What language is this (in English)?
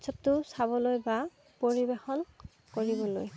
Assamese